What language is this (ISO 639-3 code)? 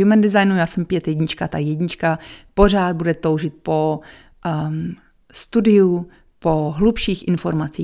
ces